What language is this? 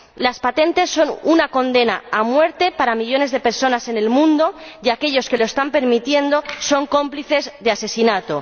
Spanish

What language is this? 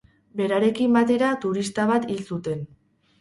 Basque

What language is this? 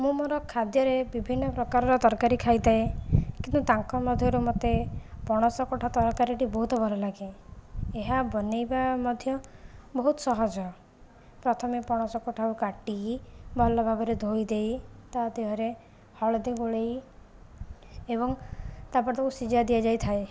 Odia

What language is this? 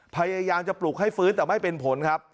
Thai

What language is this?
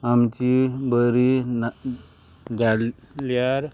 Konkani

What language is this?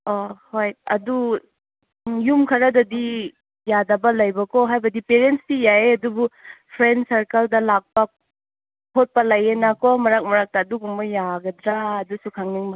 Manipuri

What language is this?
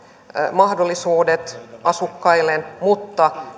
Finnish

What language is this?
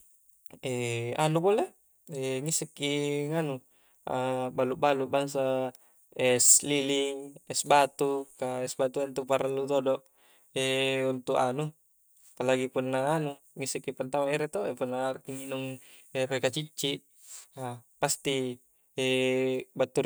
Coastal Konjo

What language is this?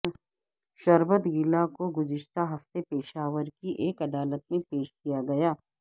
Urdu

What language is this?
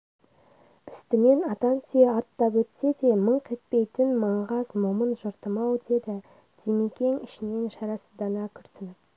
Kazakh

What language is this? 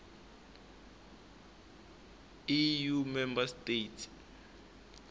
Tsonga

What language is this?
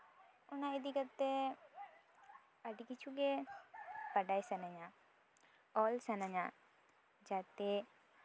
Santali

